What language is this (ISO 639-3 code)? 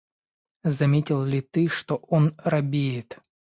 rus